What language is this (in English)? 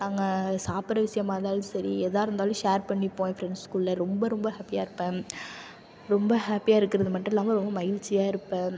Tamil